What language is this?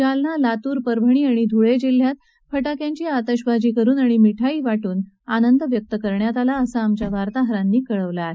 Marathi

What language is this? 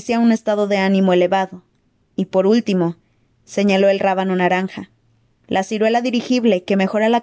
Spanish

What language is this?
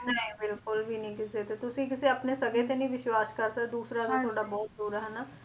Punjabi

